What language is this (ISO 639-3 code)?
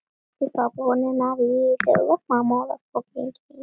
isl